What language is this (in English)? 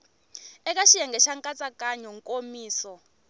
Tsonga